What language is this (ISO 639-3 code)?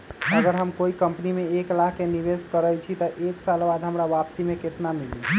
mag